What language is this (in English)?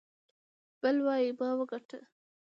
Pashto